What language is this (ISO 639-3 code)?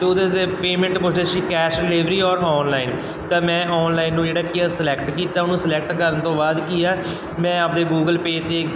pan